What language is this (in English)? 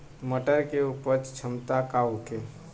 Bhojpuri